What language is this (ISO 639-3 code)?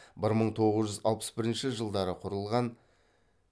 kaz